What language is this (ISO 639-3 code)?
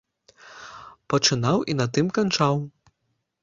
bel